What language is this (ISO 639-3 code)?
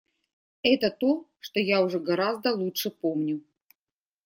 rus